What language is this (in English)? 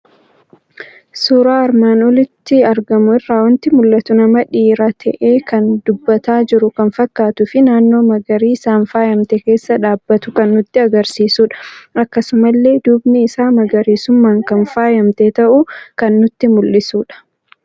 Oromo